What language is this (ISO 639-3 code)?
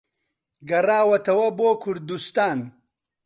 ckb